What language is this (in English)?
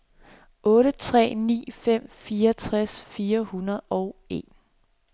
Danish